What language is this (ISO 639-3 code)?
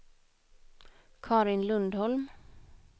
swe